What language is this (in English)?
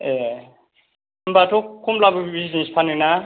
Bodo